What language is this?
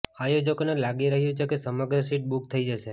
Gujarati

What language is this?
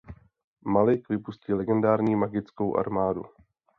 Czech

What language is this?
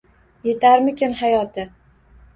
Uzbek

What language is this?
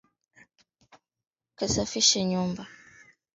Swahili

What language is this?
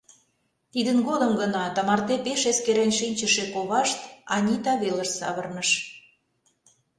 Mari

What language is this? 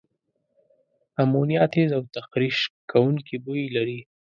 Pashto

